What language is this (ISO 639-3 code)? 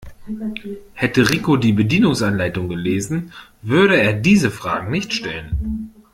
deu